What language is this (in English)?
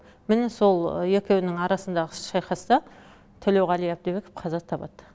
Kazakh